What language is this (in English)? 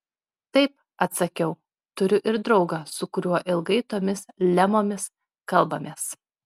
Lithuanian